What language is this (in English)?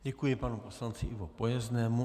Czech